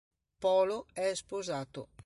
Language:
Italian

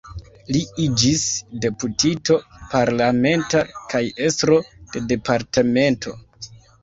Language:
Esperanto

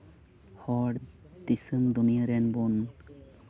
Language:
Santali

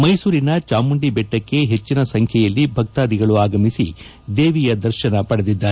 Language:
Kannada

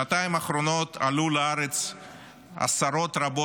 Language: Hebrew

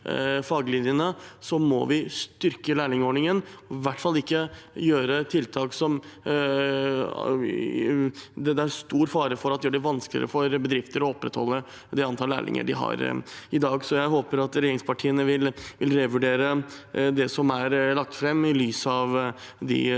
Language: Norwegian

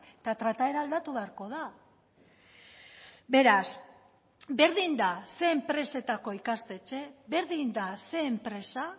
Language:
Basque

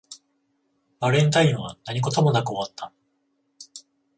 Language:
Japanese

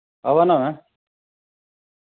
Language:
Dogri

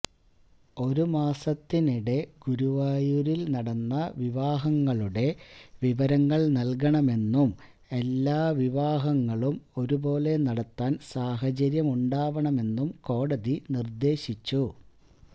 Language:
Malayalam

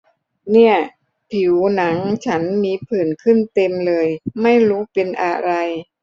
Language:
Thai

